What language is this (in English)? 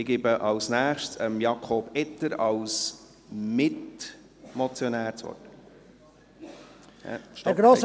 Swiss German